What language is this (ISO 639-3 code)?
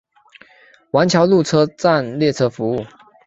zho